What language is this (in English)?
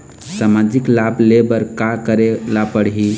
Chhattisgarhi